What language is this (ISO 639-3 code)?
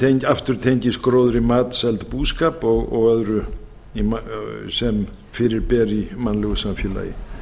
isl